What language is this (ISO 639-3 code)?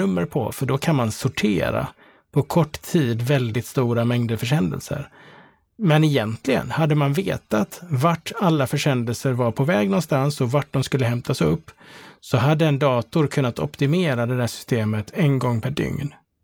swe